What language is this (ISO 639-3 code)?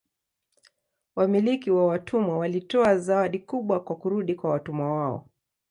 swa